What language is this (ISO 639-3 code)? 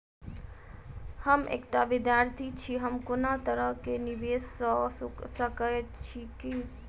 mai